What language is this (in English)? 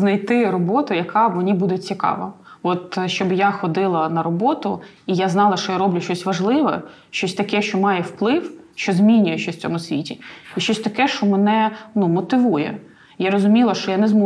Ukrainian